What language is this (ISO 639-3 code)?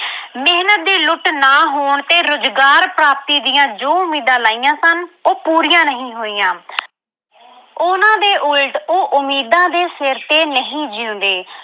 pan